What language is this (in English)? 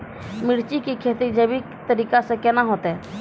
Maithili